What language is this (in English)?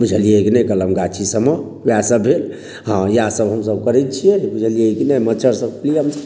Maithili